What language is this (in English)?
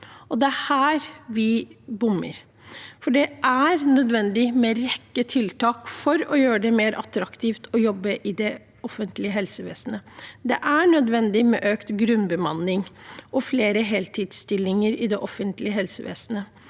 Norwegian